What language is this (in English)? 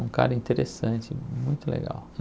Portuguese